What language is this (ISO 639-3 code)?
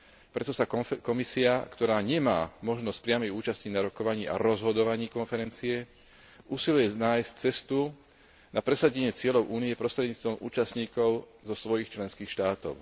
slk